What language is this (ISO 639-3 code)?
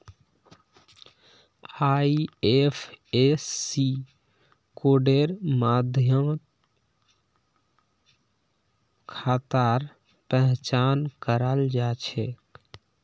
mag